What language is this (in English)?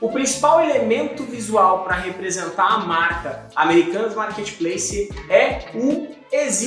Portuguese